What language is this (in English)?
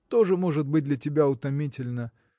Russian